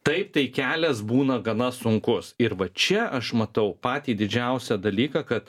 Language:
Lithuanian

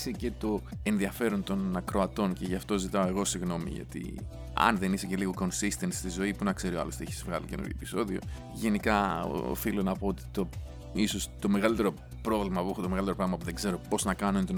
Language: Greek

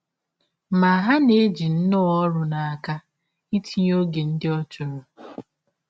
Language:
Igbo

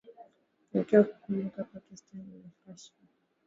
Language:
Swahili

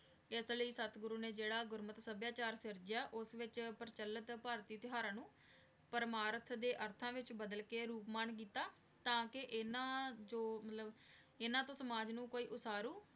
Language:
Punjabi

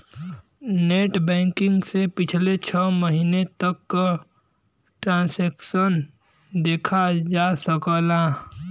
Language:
Bhojpuri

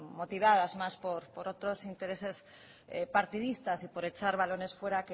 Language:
Spanish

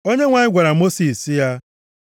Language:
Igbo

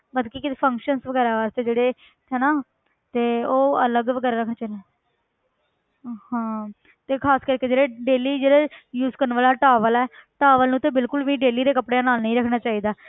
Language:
Punjabi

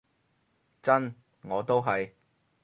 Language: Cantonese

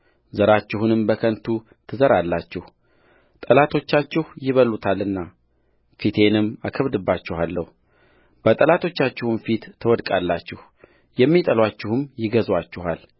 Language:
Amharic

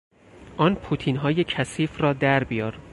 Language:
Persian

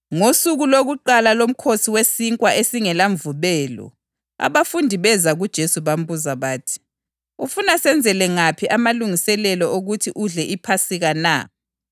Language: North Ndebele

